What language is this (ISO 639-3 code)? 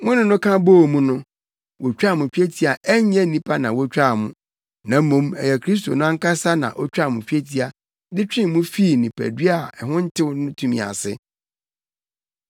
aka